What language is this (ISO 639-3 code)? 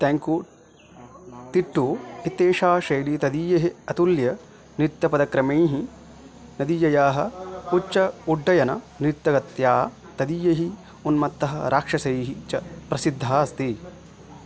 san